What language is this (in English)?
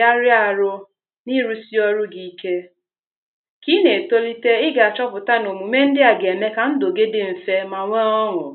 Igbo